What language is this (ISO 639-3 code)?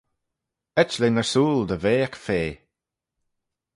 glv